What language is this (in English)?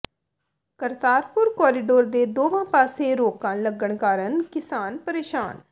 Punjabi